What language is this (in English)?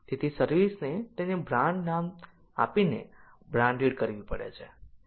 Gujarati